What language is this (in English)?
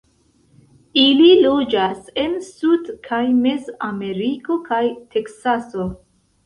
Esperanto